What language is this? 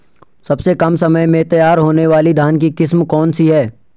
Hindi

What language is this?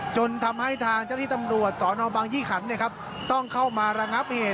Thai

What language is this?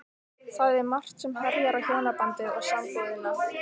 Icelandic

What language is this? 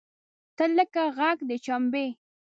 Pashto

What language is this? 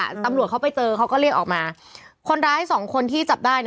Thai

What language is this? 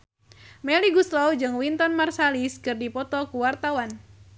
Sundanese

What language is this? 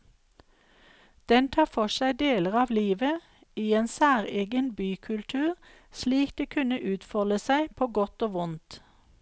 Norwegian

